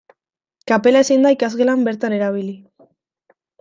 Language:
Basque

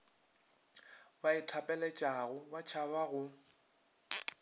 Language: Northern Sotho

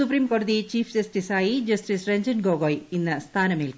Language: Malayalam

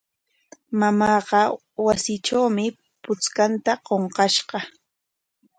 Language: Corongo Ancash Quechua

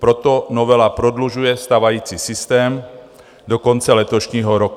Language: Czech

